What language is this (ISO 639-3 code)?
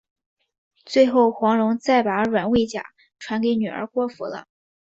zho